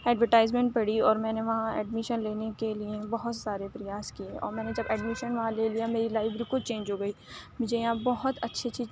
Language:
Urdu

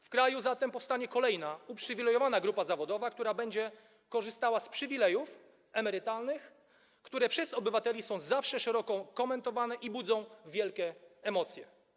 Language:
Polish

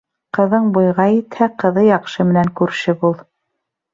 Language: Bashkir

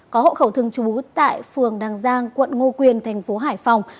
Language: Vietnamese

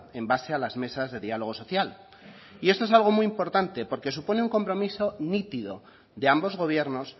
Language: Spanish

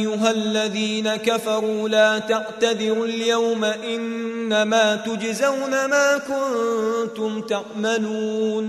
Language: Arabic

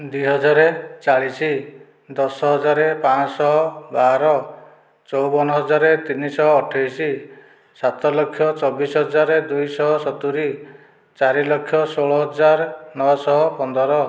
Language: Odia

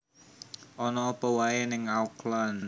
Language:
Javanese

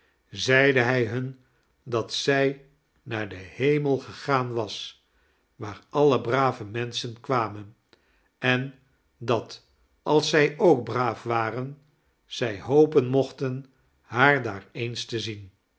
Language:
Dutch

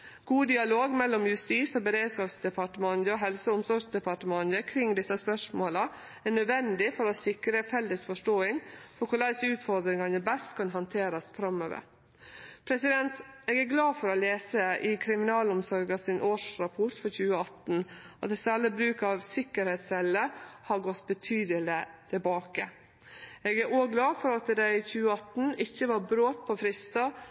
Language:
Norwegian Nynorsk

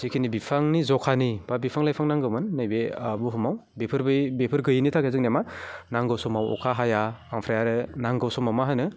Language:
Bodo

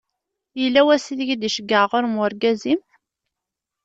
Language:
Kabyle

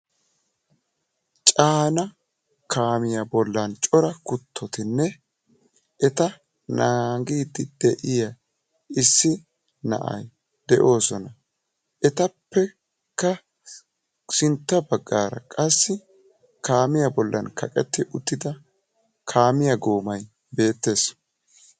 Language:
Wolaytta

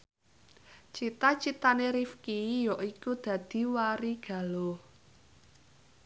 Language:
Javanese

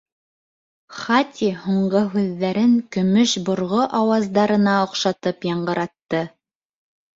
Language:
Bashkir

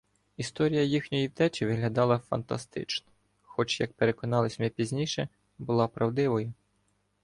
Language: Ukrainian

